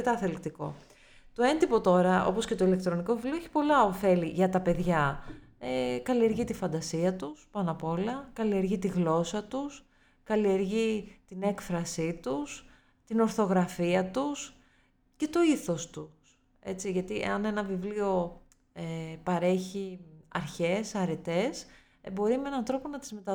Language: Greek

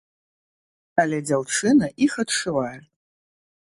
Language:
Belarusian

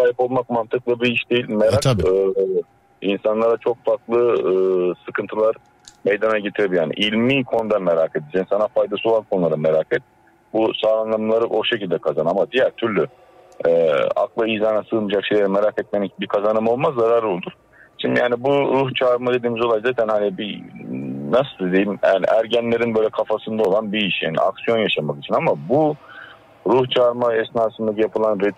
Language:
Turkish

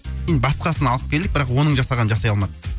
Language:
Kazakh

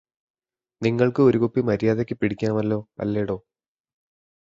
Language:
Malayalam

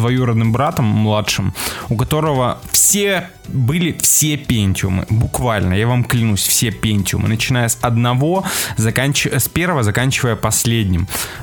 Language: Russian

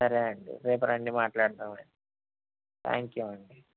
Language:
Telugu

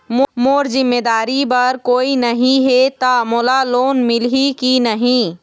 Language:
Chhattisgarhi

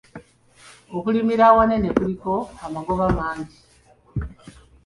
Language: Ganda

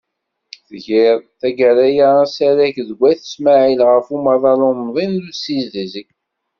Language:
Kabyle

